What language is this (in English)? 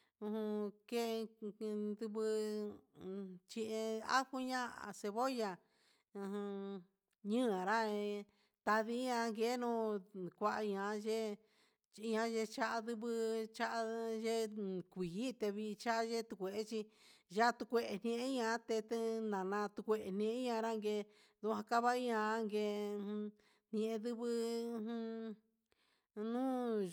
Huitepec Mixtec